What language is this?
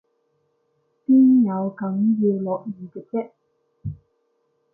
Cantonese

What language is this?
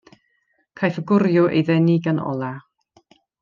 Welsh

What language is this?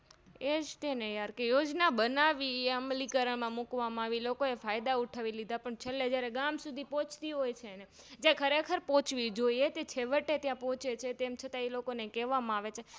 Gujarati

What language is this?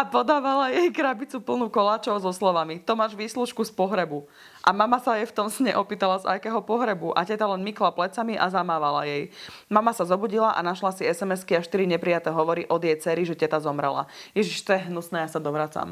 Slovak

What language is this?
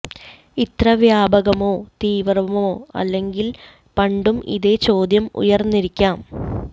Malayalam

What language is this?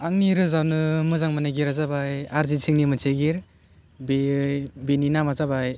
Bodo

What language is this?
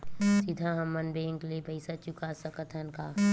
Chhattisgarhi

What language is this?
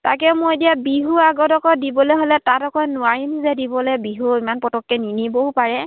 Assamese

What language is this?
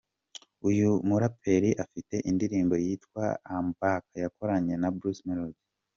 Kinyarwanda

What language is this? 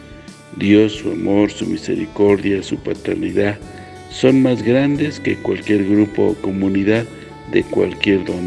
Spanish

